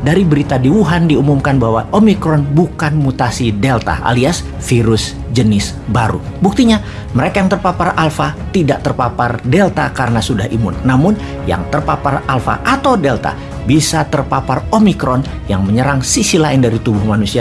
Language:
Indonesian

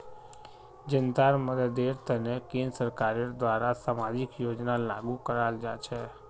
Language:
Magahi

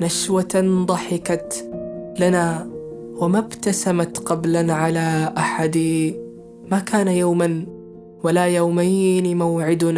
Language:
Arabic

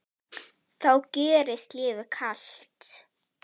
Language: Icelandic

